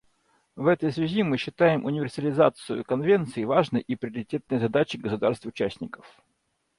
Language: Russian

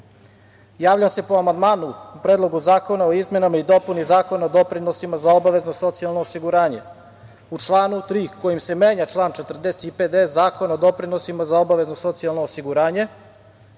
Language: Serbian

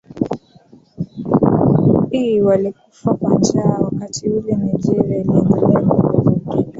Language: Swahili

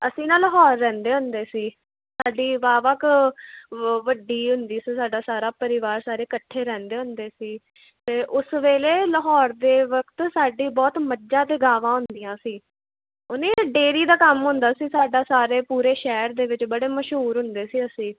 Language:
Punjabi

